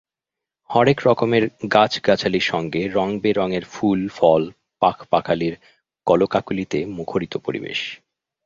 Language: Bangla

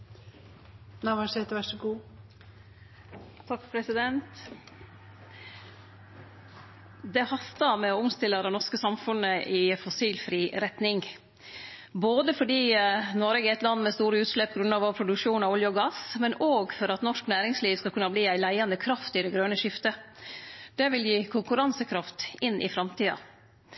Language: Norwegian Nynorsk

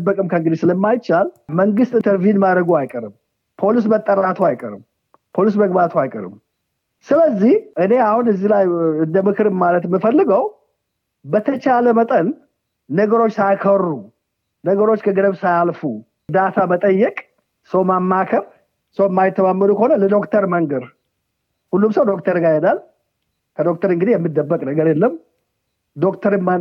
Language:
Amharic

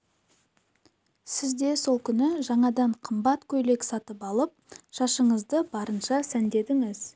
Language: Kazakh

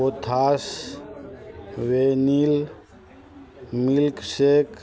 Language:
Maithili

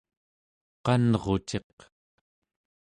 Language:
Central Yupik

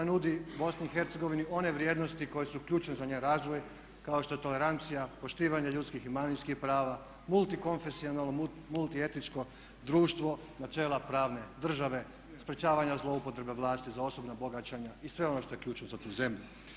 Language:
Croatian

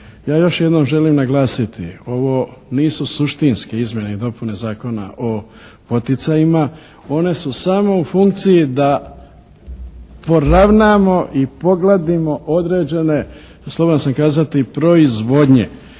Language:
Croatian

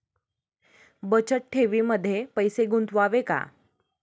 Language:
Marathi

